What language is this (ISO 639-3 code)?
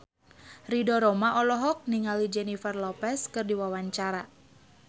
sun